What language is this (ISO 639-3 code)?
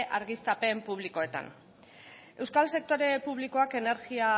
eus